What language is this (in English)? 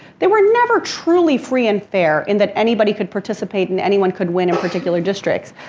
English